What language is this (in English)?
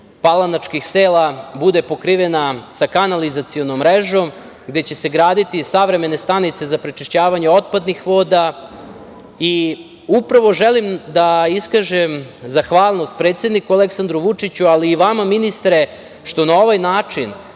Serbian